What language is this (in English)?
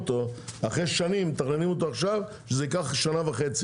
Hebrew